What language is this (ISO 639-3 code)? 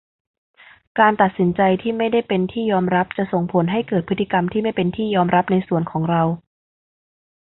tha